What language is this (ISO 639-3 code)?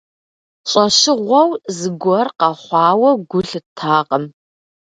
kbd